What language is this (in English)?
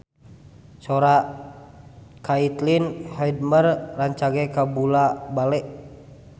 Sundanese